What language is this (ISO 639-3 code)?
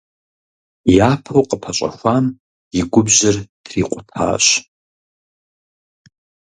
kbd